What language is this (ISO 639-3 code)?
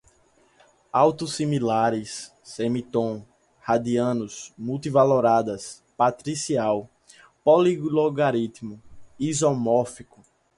por